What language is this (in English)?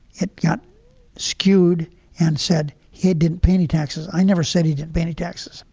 English